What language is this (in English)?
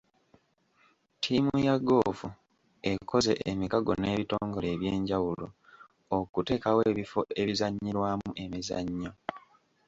Ganda